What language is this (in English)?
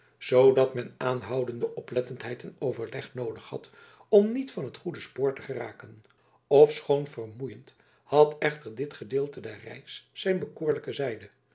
Dutch